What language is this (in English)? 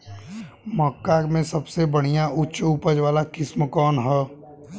Bhojpuri